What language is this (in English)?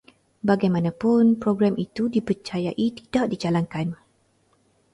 Malay